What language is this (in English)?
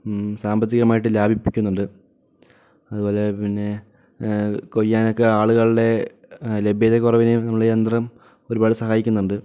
Malayalam